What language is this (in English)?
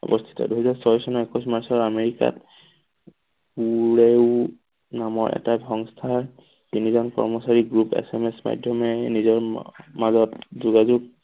Assamese